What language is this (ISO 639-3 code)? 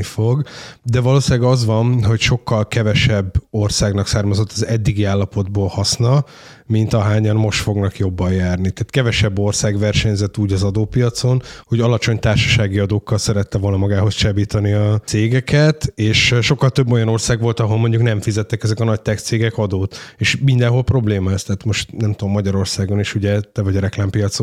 hun